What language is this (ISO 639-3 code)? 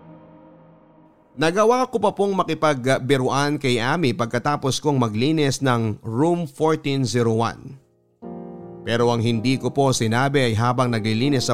fil